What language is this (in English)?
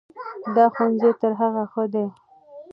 Pashto